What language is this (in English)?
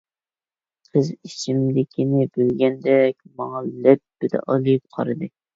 Uyghur